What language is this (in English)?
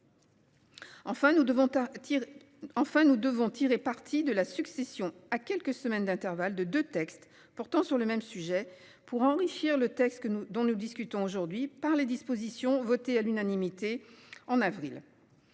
French